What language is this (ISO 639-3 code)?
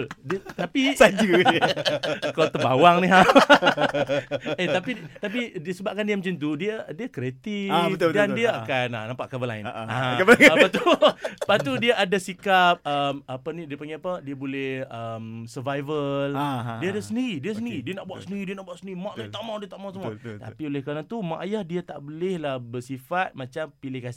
msa